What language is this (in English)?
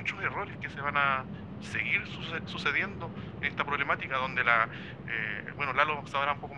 Spanish